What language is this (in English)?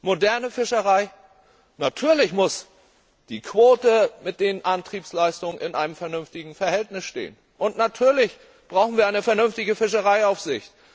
German